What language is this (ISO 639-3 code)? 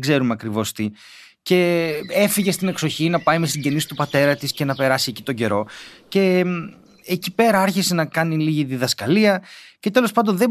ell